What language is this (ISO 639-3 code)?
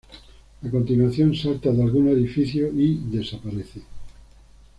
spa